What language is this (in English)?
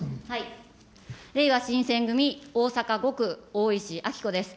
Japanese